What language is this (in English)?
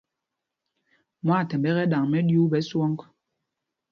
Mpumpong